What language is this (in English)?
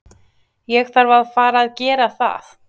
Icelandic